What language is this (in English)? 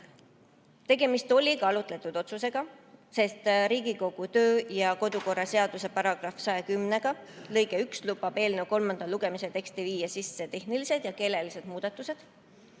Estonian